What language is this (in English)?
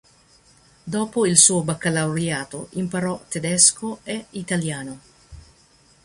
Italian